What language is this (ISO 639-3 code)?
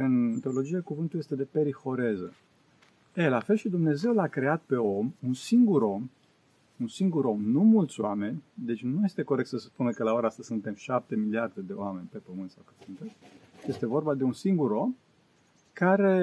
ron